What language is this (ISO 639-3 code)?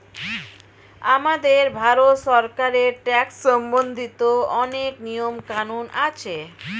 ben